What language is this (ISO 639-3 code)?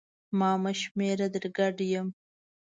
pus